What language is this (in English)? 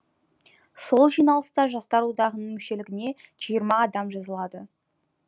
Kazakh